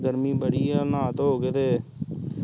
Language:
Punjabi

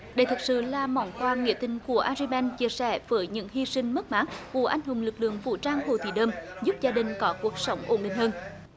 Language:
Vietnamese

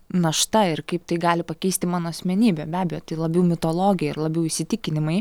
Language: Lithuanian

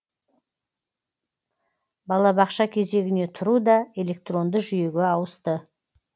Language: Kazakh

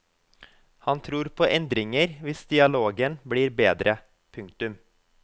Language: Norwegian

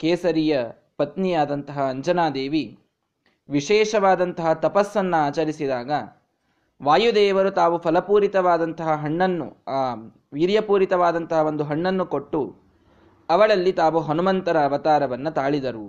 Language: Kannada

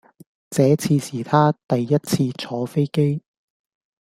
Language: Cantonese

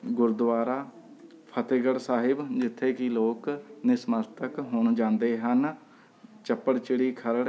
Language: Punjabi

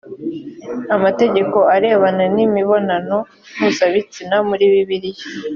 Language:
Kinyarwanda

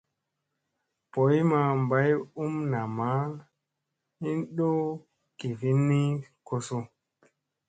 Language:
Musey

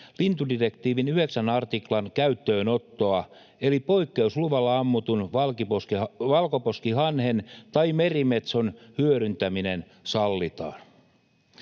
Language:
Finnish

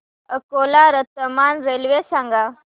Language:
Marathi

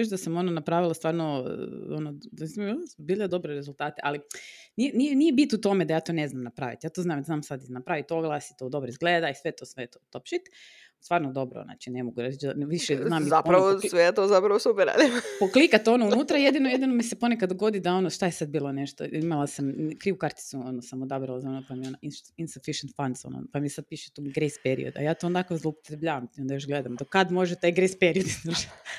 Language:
Croatian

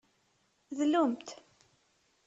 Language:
Kabyle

